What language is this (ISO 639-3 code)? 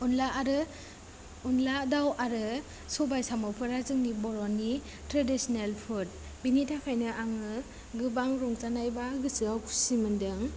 brx